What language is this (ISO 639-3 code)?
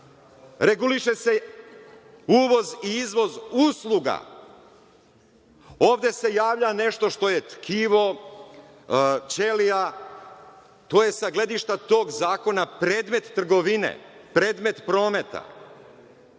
srp